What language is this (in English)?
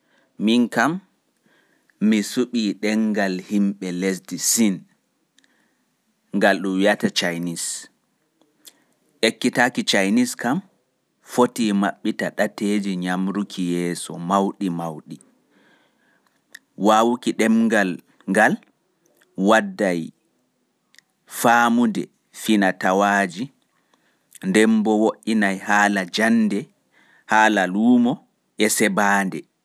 Pular